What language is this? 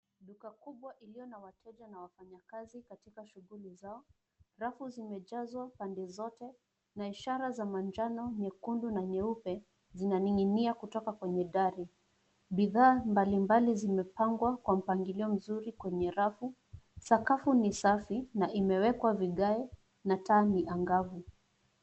Swahili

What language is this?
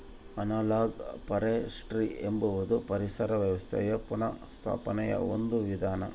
Kannada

